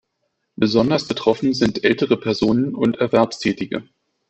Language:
German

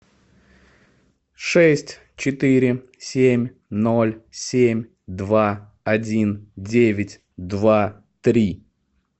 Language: Russian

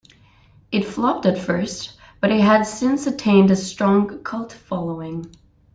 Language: English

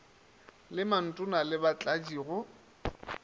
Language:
Northern Sotho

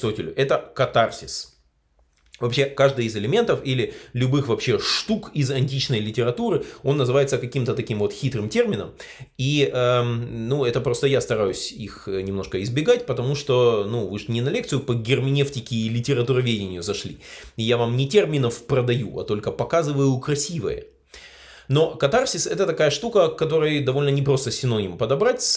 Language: Russian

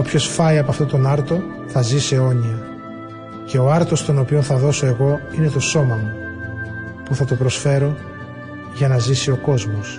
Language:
Greek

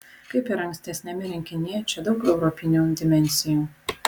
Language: Lithuanian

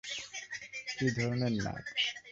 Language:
Bangla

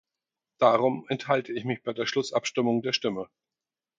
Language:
German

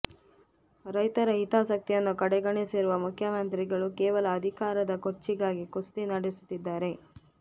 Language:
Kannada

